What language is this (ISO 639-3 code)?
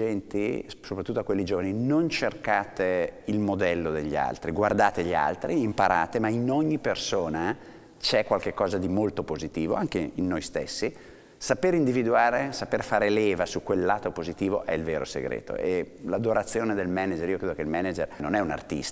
ita